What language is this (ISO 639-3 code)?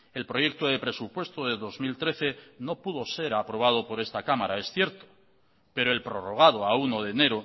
spa